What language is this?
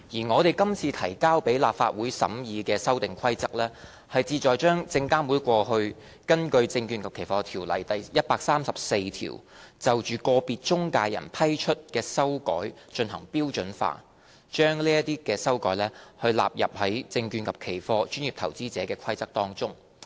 Cantonese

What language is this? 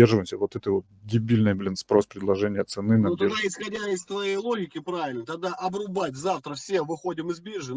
Russian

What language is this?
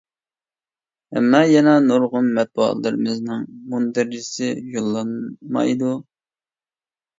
Uyghur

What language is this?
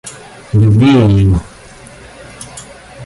Russian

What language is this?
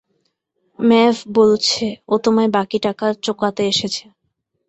Bangla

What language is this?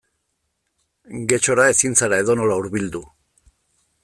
Basque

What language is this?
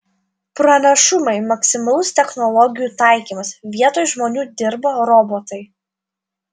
Lithuanian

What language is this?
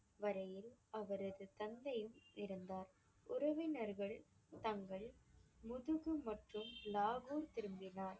Tamil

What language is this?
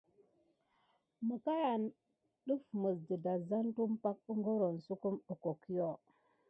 Gidar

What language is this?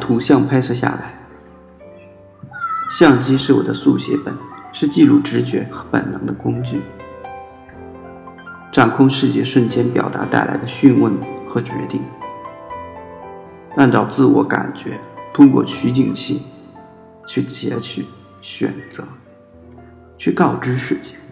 Chinese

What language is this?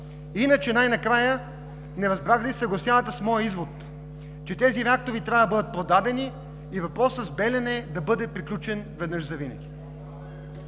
Bulgarian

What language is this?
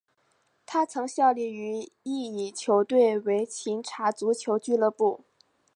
Chinese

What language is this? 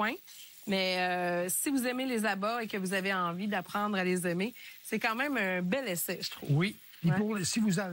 French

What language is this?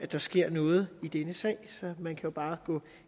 Danish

